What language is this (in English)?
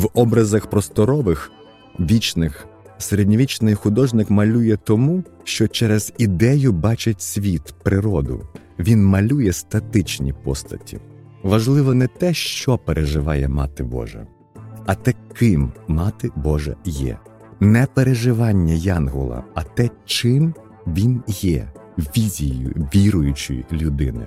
Ukrainian